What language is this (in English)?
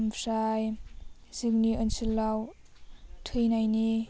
Bodo